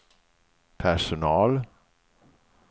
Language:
Swedish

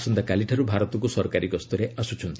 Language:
Odia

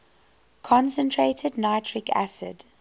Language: English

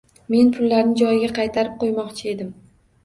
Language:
Uzbek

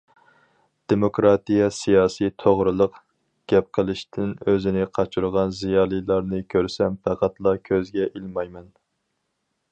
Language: Uyghur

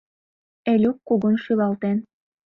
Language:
Mari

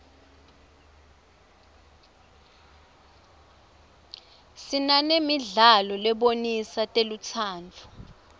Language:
Swati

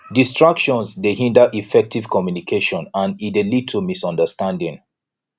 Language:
Nigerian Pidgin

